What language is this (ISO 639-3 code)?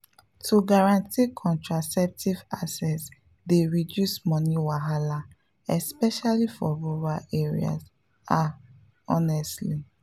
pcm